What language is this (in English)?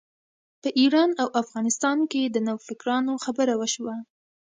Pashto